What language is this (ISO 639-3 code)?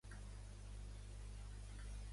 cat